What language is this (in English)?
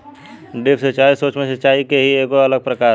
Bhojpuri